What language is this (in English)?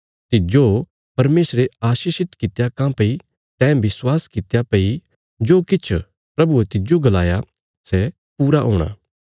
Bilaspuri